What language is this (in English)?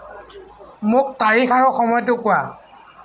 Assamese